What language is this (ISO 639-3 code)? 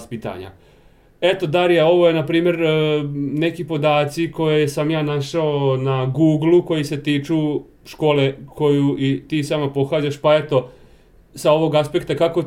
hrv